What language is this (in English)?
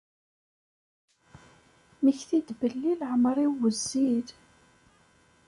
Kabyle